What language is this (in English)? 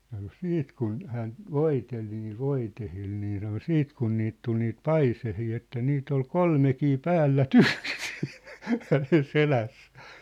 Finnish